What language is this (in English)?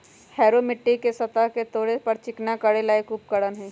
Magahi